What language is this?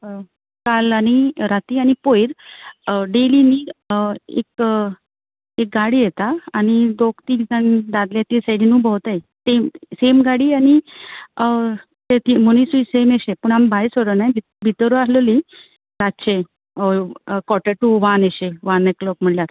Konkani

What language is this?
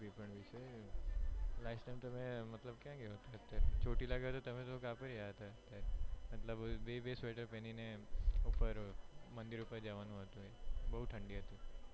Gujarati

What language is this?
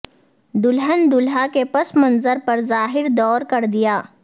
Urdu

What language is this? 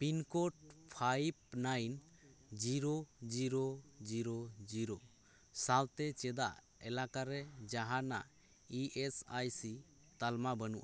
Santali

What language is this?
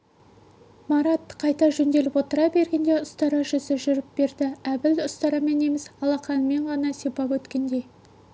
Kazakh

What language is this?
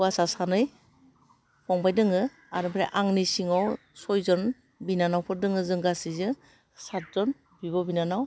Bodo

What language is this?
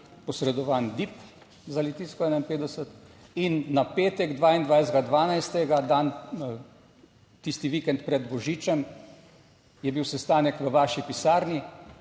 Slovenian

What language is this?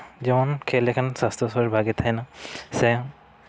Santali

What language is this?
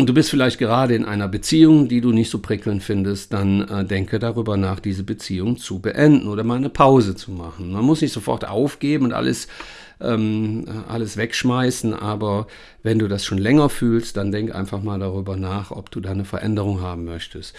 German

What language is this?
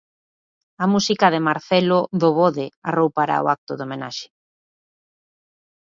Galician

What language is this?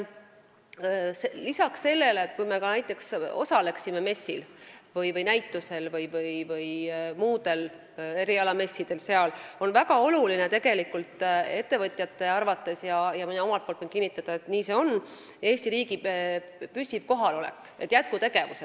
Estonian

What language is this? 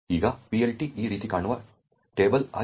Kannada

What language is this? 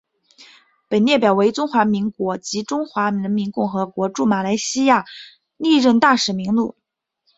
Chinese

